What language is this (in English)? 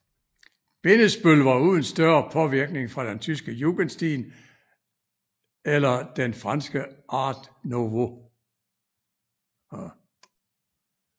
Danish